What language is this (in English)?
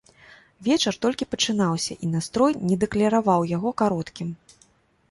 Belarusian